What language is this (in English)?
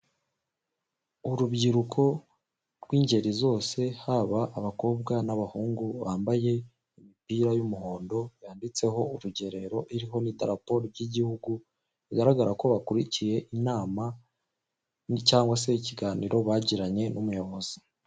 Kinyarwanda